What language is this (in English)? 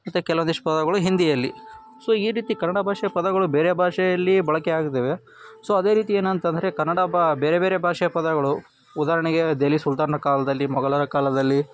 Kannada